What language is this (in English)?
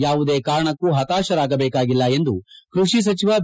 Kannada